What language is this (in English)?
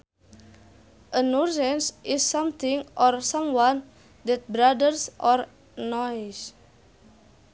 Sundanese